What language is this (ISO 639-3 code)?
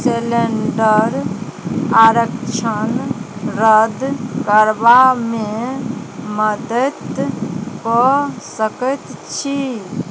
mai